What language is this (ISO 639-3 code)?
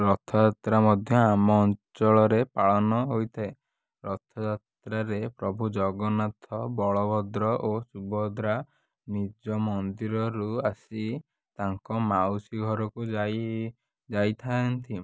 ori